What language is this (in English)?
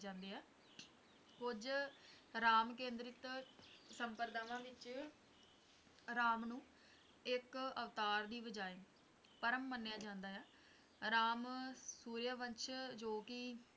Punjabi